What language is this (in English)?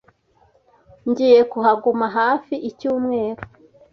Kinyarwanda